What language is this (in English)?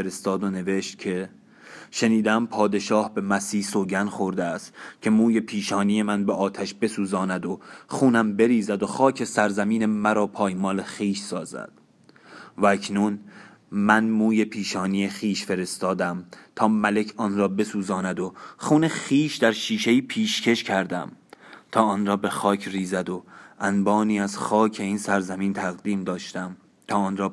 Persian